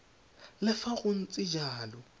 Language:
Tswana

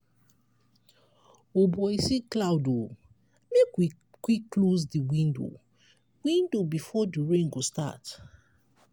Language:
Nigerian Pidgin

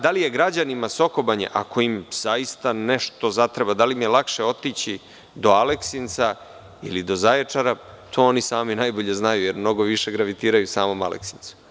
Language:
Serbian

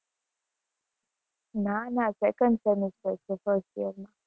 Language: Gujarati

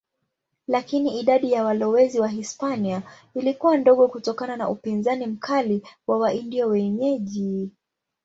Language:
Swahili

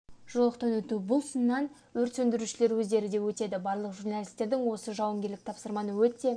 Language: Kazakh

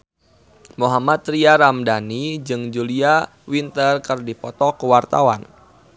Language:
Sundanese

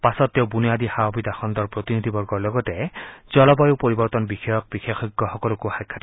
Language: Assamese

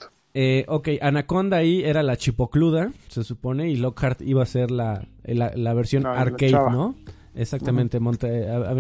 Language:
Spanish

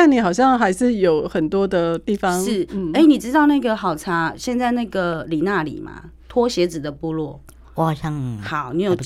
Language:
Chinese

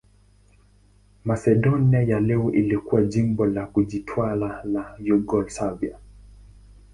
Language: Swahili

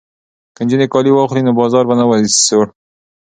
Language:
Pashto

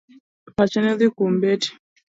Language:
Luo (Kenya and Tanzania)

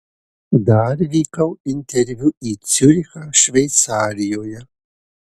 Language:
Lithuanian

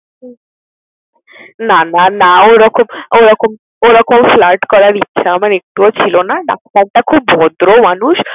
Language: Bangla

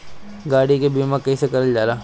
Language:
Bhojpuri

